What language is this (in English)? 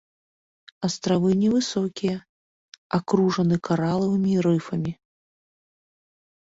Belarusian